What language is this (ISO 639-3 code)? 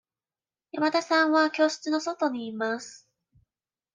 jpn